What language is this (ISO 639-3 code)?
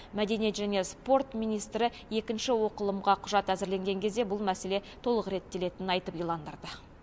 kaz